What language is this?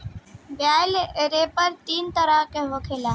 Bhojpuri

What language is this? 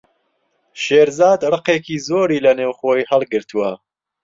Central Kurdish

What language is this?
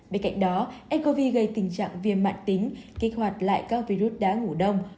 Vietnamese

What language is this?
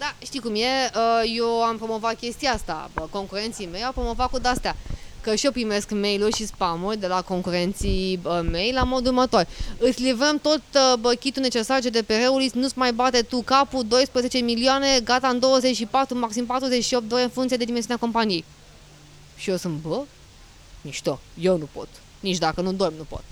Romanian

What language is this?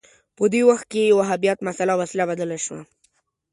Pashto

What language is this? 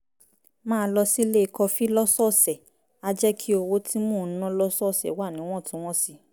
Yoruba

